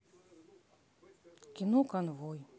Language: Russian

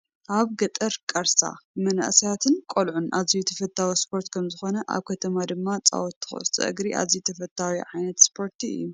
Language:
Tigrinya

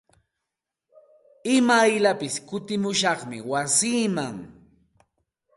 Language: Santa Ana de Tusi Pasco Quechua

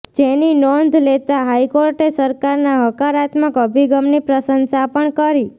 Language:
Gujarati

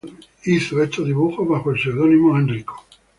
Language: Spanish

